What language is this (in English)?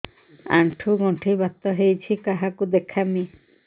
Odia